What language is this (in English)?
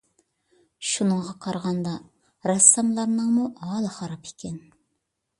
Uyghur